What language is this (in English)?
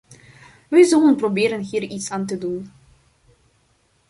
Dutch